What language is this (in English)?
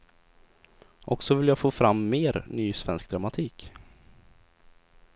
Swedish